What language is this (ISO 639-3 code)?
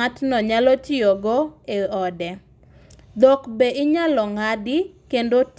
luo